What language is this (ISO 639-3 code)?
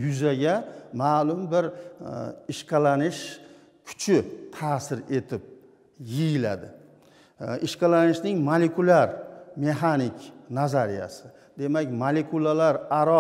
tur